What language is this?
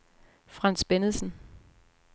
Danish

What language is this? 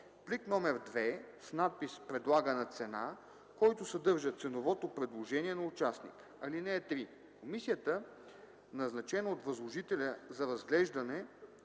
Bulgarian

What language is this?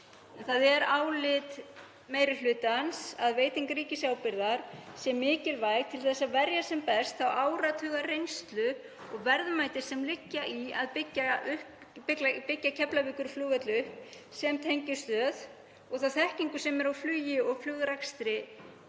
Icelandic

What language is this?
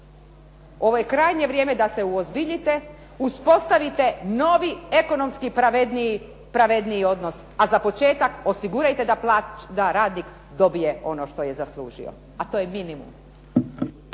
Croatian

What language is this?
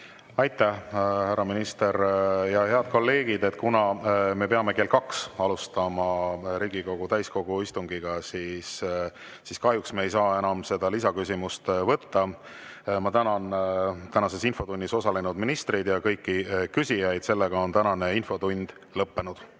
Estonian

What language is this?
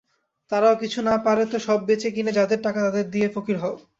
Bangla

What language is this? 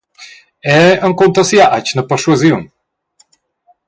Romansh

